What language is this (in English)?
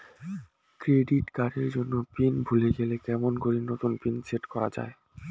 Bangla